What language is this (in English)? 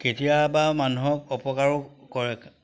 Assamese